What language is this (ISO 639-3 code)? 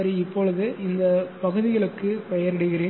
tam